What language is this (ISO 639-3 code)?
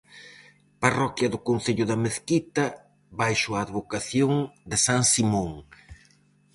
glg